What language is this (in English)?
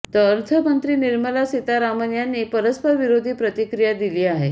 Marathi